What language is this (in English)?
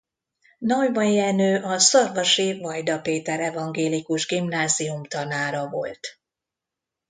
Hungarian